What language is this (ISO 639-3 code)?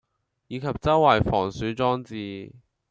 yue